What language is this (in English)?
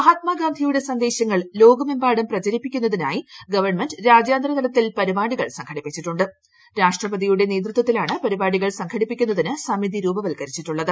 Malayalam